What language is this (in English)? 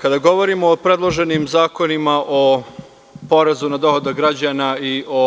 Serbian